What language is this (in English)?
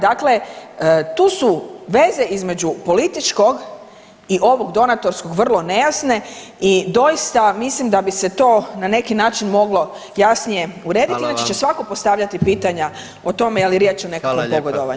Croatian